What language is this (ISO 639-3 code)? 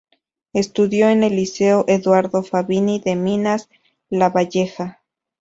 spa